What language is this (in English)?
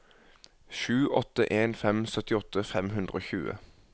Norwegian